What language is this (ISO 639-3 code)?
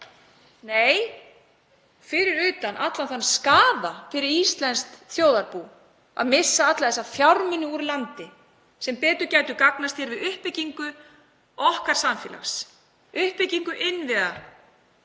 isl